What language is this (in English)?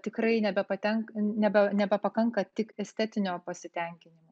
Lithuanian